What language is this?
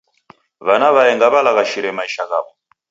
Taita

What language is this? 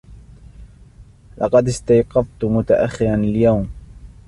Arabic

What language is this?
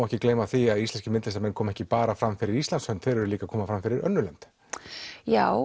Icelandic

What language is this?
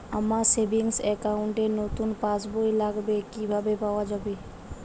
Bangla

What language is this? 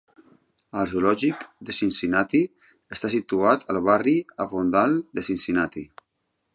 Catalan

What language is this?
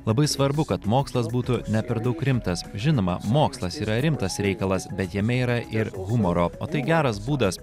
Lithuanian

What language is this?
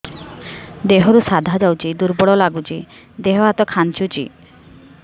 Odia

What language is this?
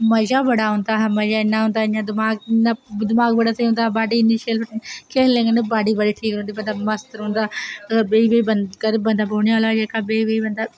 Dogri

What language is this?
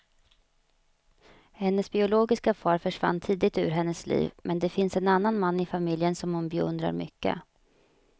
Swedish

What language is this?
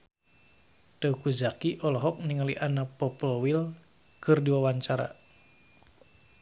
Sundanese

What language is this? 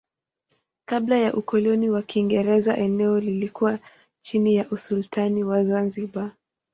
Swahili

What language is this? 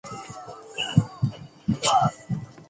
Chinese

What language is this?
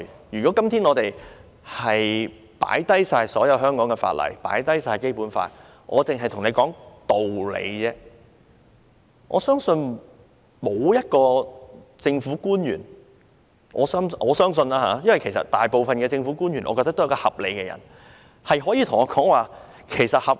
Cantonese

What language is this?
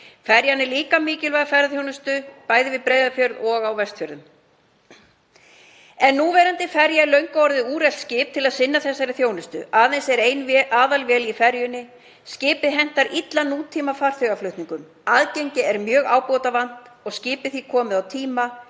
Icelandic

